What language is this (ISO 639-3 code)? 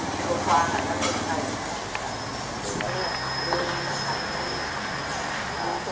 tha